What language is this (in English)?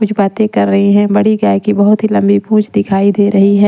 Hindi